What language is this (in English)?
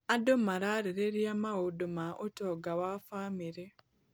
Kikuyu